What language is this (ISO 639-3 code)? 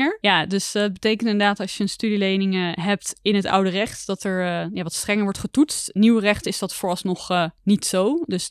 nld